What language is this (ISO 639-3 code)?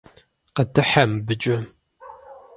kbd